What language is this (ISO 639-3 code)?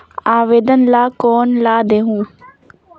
hne